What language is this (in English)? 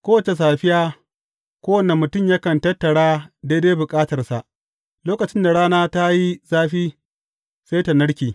Hausa